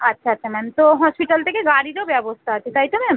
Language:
Bangla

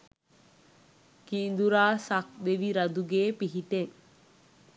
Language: Sinhala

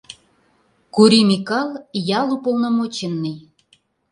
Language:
Mari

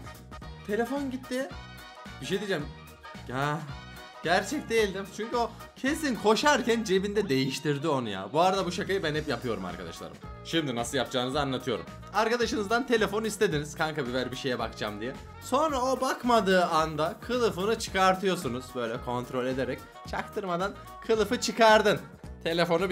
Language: Turkish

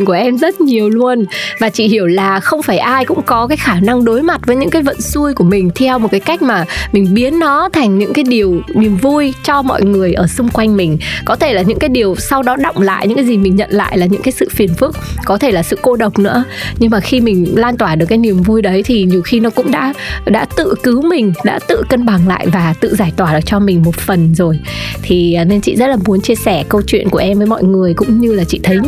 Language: Vietnamese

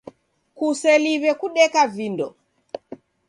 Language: Taita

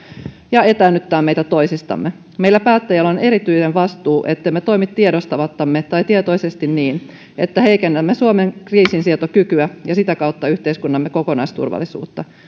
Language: Finnish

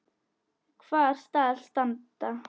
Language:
Icelandic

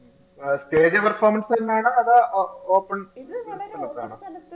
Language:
Malayalam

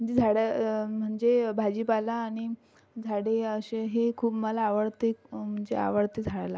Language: Marathi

